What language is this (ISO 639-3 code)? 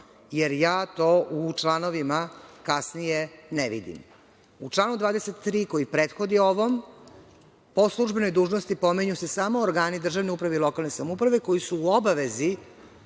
srp